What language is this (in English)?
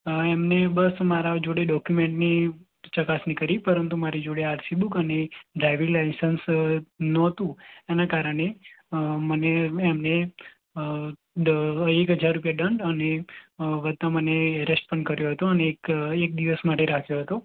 Gujarati